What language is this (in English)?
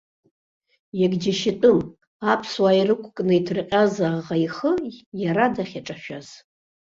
Abkhazian